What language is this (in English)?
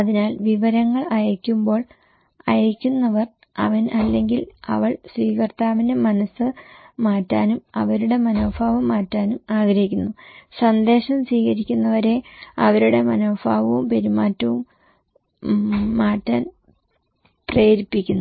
Malayalam